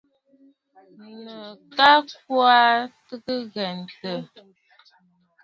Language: Bafut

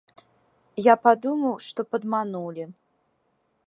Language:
Belarusian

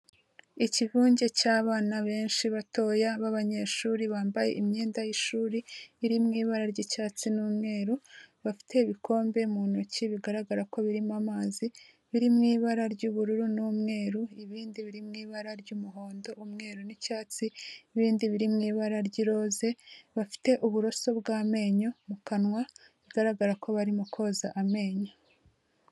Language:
Kinyarwanda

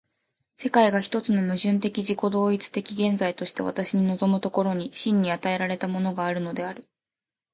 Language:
Japanese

